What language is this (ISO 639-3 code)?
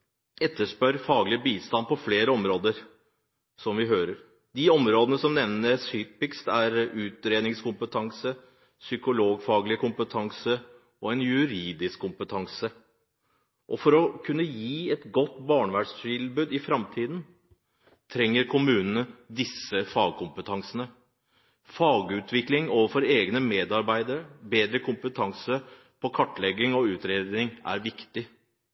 nob